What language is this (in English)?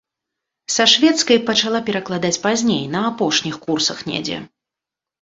Belarusian